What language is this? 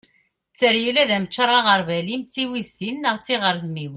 Kabyle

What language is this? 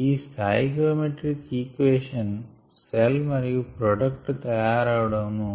Telugu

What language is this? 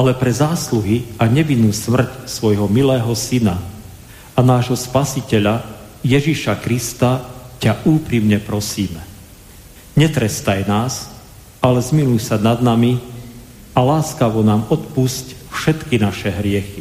Slovak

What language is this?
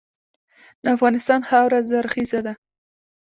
Pashto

